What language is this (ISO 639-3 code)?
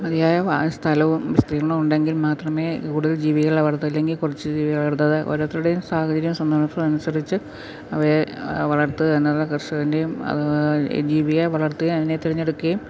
mal